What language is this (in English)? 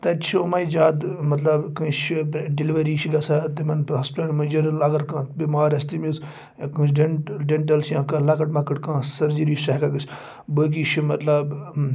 Kashmiri